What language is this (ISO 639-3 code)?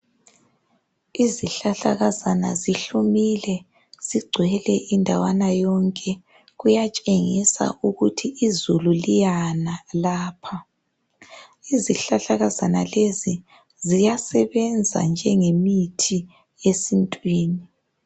nde